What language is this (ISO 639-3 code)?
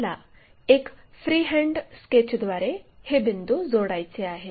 mar